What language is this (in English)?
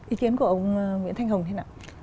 Vietnamese